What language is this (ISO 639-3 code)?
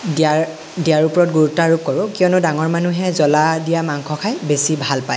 asm